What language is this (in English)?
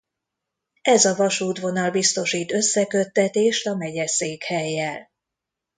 Hungarian